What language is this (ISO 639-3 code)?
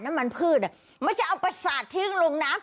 tha